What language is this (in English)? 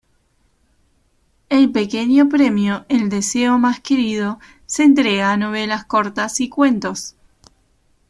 Spanish